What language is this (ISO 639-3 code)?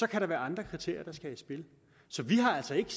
dan